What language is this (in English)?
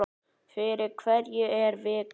Icelandic